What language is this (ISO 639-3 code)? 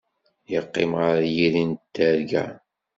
kab